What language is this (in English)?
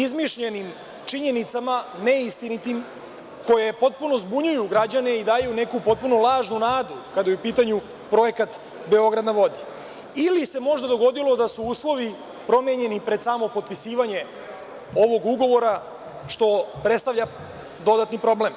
Serbian